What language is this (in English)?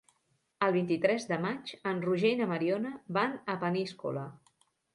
Catalan